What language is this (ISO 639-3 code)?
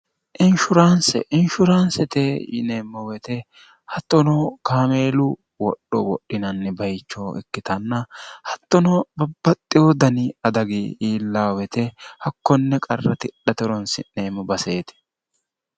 sid